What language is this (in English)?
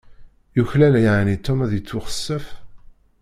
Kabyle